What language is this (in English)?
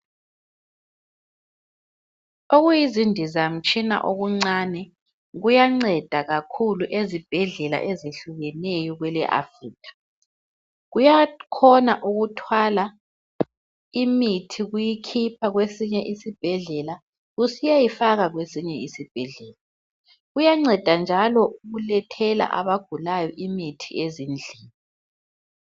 North Ndebele